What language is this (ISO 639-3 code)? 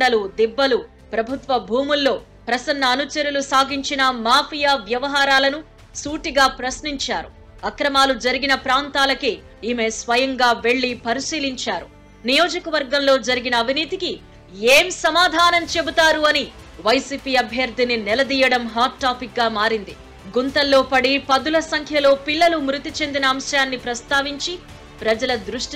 tel